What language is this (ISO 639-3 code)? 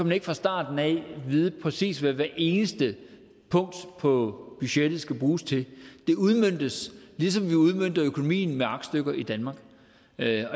dan